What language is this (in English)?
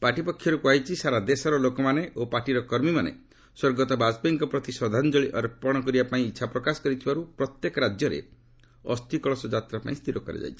Odia